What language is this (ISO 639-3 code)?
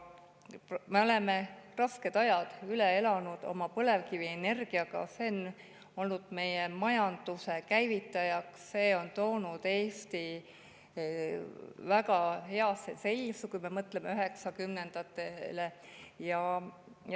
est